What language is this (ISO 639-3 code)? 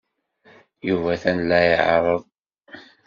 kab